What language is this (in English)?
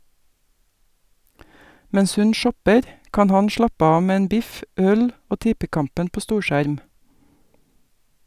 Norwegian